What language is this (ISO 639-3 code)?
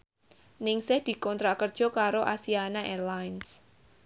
jav